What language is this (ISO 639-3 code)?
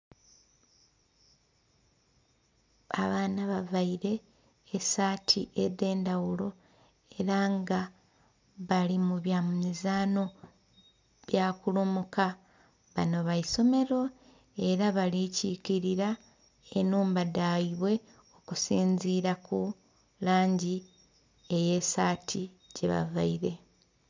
xog